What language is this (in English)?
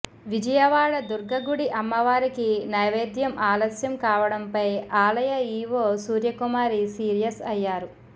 Telugu